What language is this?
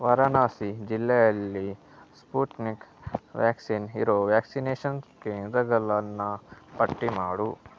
Kannada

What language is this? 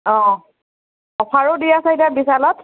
Assamese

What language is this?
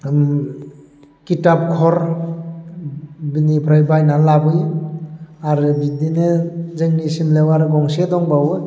Bodo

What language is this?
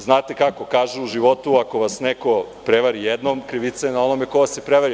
Serbian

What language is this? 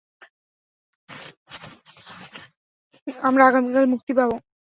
Bangla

